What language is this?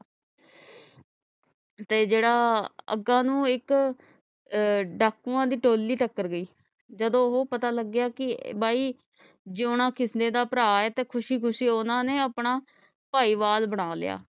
Punjabi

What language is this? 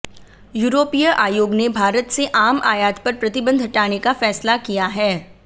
Hindi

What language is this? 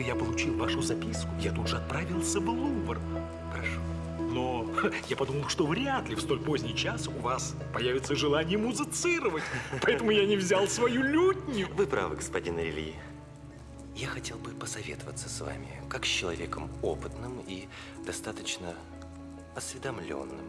Russian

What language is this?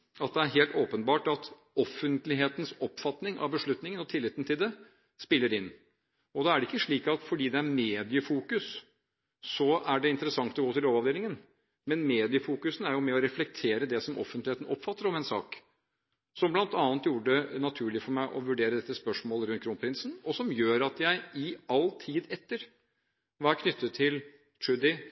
Norwegian Bokmål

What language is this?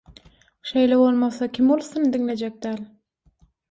Turkmen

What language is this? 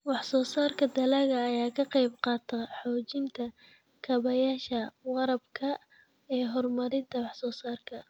Somali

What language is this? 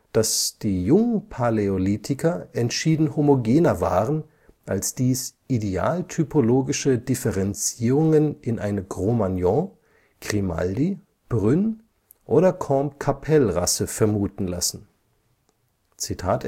German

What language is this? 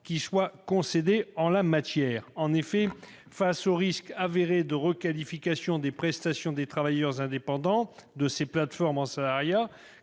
French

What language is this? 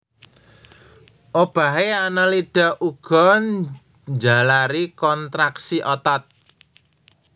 Javanese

